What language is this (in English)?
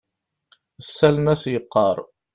Kabyle